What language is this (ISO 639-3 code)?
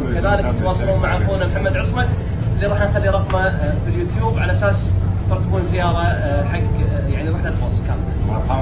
ara